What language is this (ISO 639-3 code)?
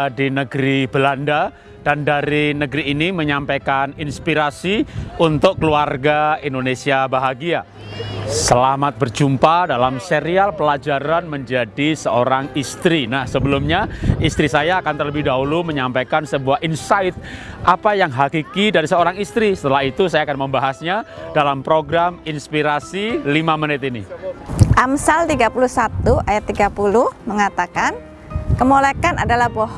ind